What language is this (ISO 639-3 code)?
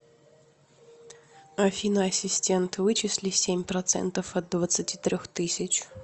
rus